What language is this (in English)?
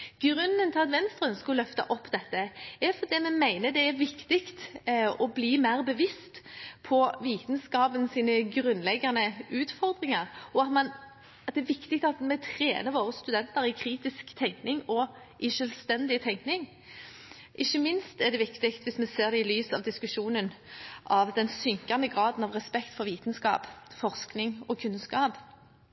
Norwegian Bokmål